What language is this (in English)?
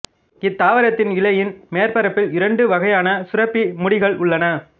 Tamil